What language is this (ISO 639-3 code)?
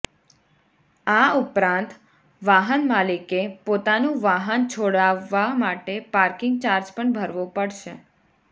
guj